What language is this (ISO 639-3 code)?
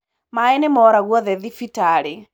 kik